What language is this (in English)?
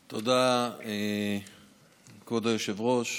Hebrew